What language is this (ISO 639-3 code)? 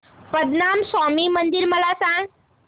mar